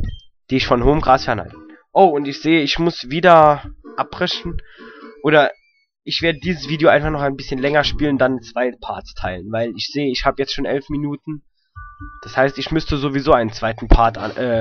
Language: German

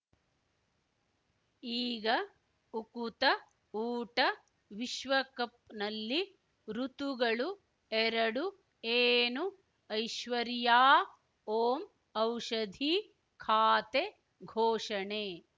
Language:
Kannada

